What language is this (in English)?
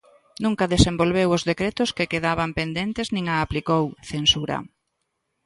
Galician